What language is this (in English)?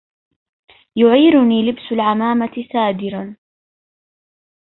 Arabic